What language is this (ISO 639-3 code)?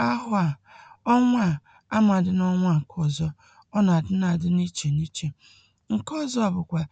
ibo